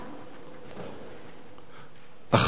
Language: Hebrew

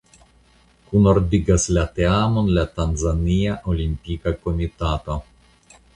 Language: Esperanto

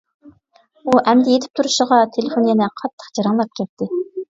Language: Uyghur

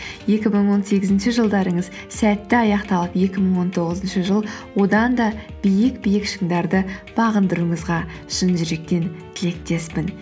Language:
Kazakh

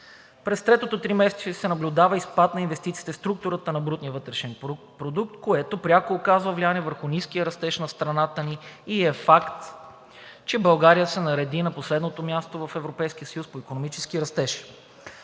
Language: Bulgarian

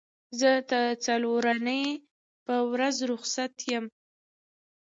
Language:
Pashto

